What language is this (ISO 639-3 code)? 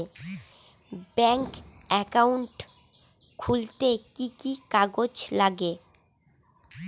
ben